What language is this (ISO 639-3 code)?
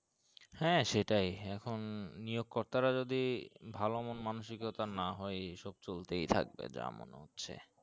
ben